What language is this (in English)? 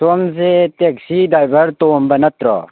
Manipuri